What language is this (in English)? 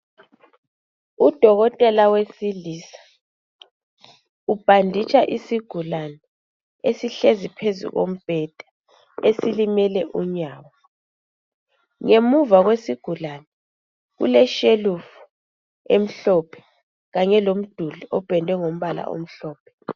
North Ndebele